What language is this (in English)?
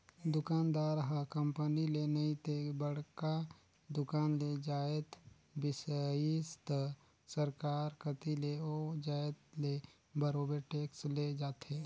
Chhattisgarhi